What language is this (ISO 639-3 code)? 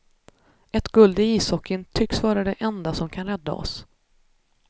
swe